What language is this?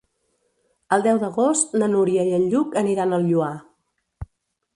Catalan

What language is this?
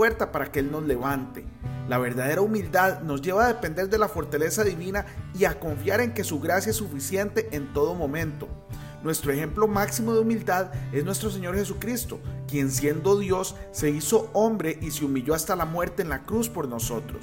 Spanish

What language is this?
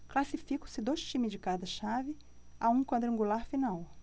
Portuguese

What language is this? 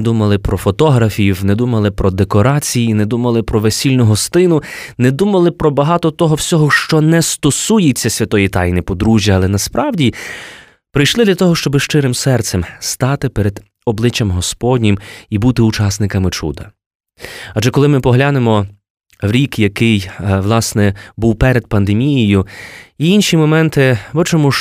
Ukrainian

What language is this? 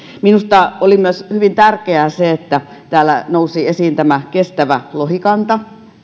Finnish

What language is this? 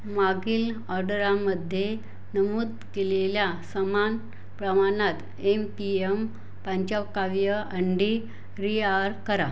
Marathi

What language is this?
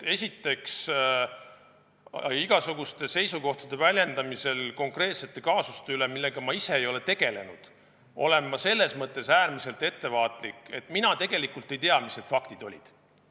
Estonian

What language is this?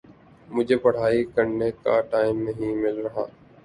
Urdu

